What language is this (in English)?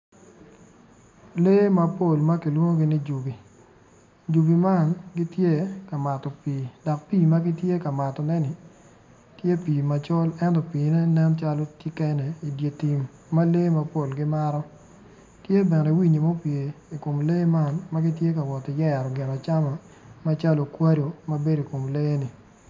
Acoli